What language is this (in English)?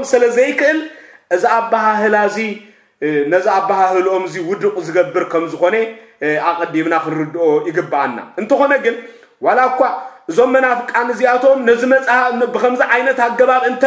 Arabic